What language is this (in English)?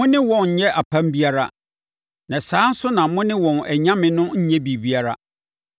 Akan